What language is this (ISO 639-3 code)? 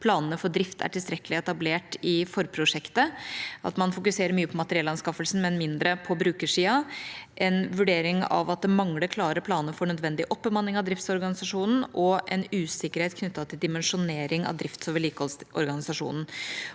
nor